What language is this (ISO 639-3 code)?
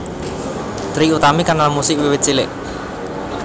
jav